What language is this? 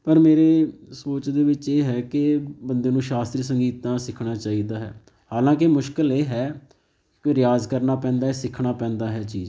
Punjabi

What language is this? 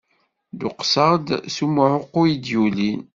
Kabyle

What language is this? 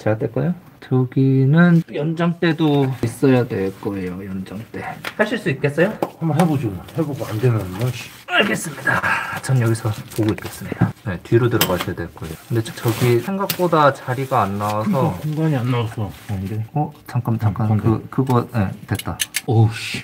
Korean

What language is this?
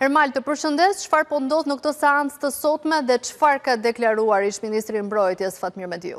Romanian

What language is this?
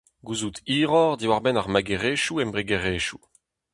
Breton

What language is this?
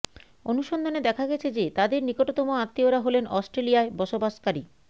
Bangla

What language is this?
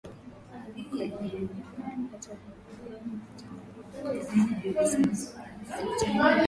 Swahili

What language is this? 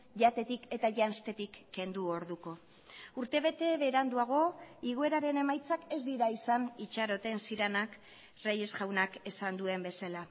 Basque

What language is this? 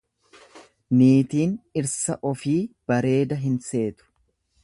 Oromo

